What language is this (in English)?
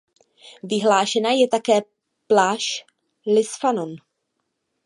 Czech